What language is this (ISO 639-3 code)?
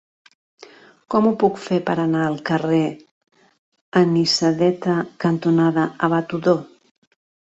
cat